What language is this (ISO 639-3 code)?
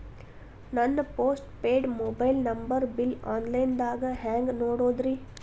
kan